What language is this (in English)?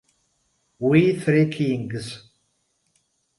Italian